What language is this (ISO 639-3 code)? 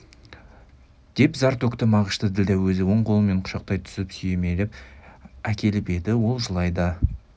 kaz